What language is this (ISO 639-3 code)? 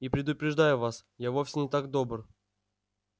rus